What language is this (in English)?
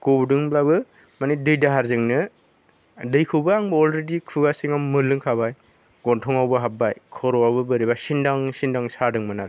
Bodo